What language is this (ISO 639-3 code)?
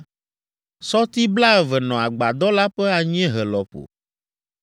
ewe